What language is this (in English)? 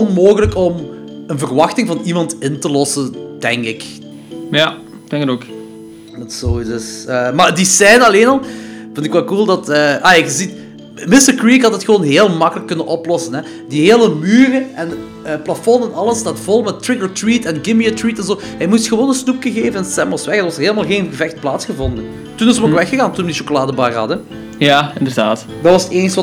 Dutch